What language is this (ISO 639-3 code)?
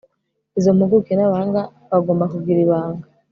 kin